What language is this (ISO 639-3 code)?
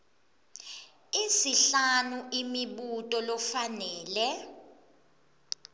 ssw